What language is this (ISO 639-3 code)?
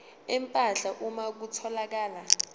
zul